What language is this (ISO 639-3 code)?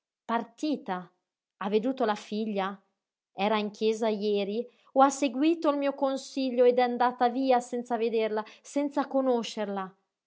ita